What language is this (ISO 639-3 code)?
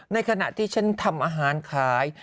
tha